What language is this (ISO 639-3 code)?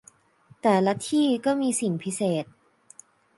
tha